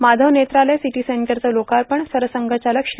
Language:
Marathi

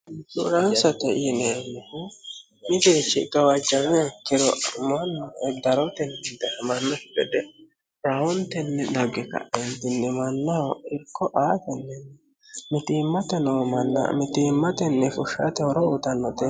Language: Sidamo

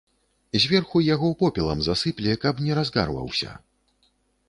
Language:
Belarusian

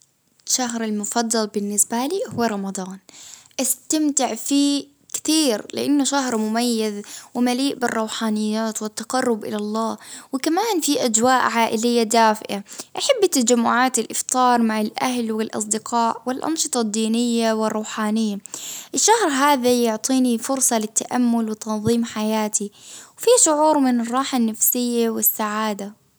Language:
Baharna Arabic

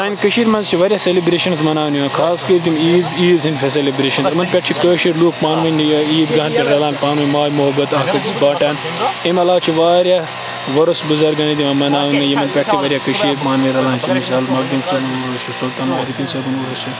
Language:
Kashmiri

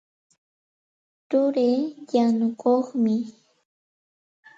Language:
Santa Ana de Tusi Pasco Quechua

